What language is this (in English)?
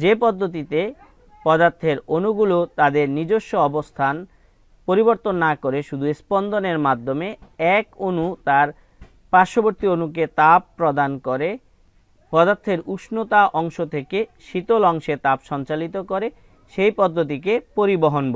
Hindi